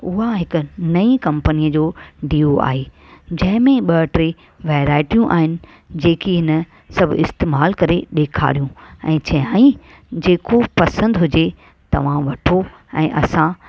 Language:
Sindhi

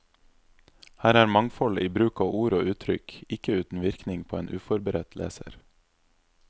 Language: Norwegian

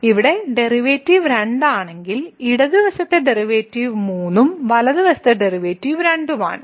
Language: Malayalam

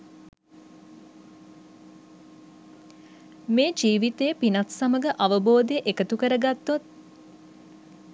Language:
Sinhala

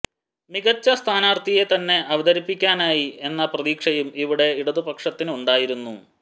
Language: Malayalam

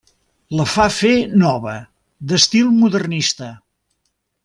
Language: Catalan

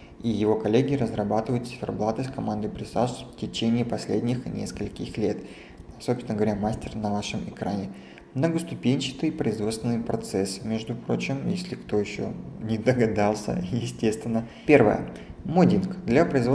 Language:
Russian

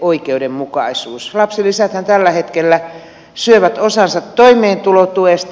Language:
Finnish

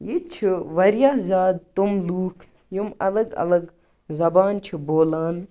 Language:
Kashmiri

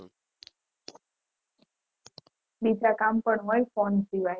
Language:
Gujarati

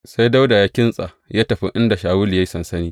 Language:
Hausa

